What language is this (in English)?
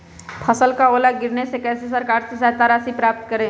Magahi